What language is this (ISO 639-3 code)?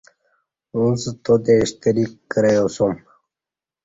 bsh